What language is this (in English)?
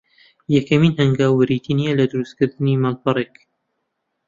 Central Kurdish